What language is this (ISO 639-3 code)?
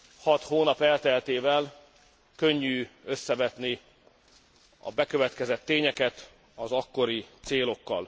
hun